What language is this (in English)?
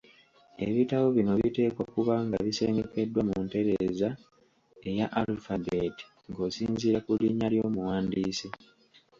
Ganda